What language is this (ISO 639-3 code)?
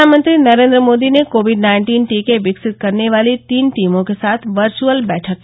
hin